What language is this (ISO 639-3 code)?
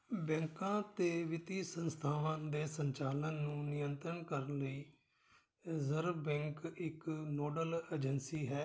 pan